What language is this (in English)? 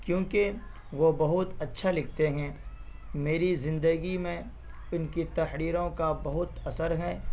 Urdu